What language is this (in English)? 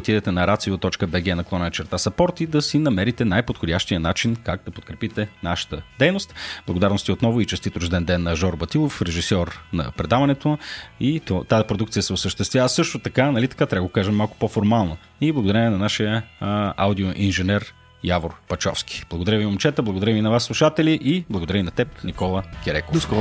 Bulgarian